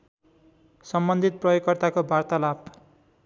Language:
Nepali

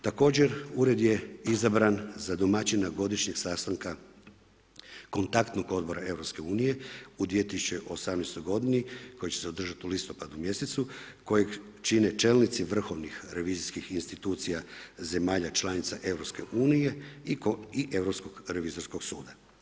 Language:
Croatian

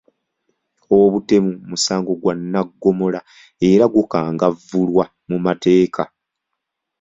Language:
Ganda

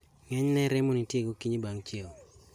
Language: Luo (Kenya and Tanzania)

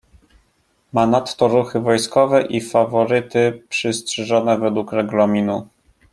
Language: Polish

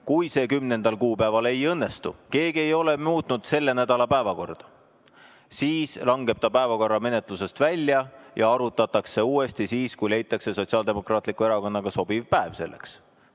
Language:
Estonian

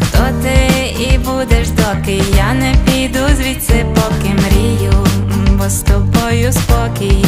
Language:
Russian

